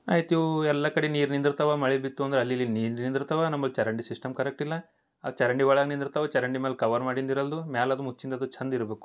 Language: Kannada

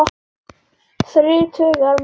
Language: Icelandic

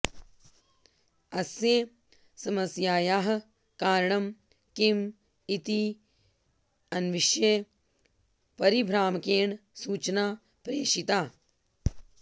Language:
Sanskrit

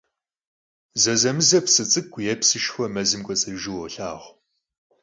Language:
Kabardian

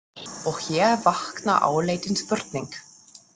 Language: Icelandic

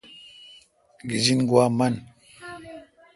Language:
Kalkoti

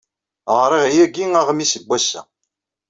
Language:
Kabyle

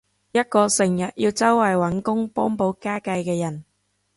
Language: Cantonese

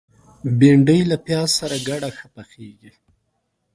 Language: Pashto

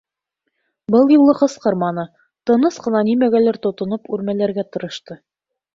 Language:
Bashkir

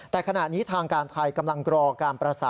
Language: Thai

